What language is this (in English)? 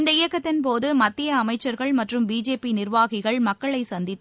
Tamil